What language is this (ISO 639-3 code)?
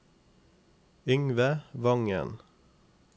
nor